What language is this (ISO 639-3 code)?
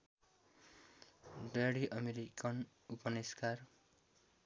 nep